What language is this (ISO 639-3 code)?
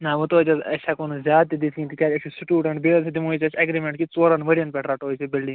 kas